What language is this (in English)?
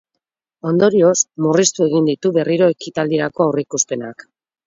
Basque